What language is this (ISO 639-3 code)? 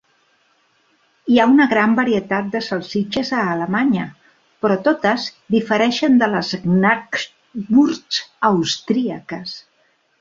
cat